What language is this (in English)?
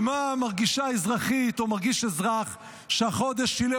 Hebrew